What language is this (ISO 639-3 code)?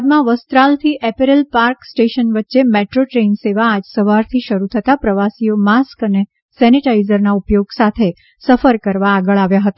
guj